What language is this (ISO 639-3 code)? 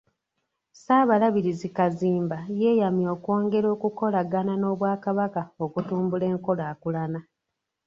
lug